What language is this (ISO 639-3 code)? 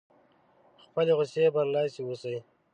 pus